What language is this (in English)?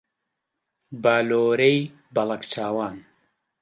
Central Kurdish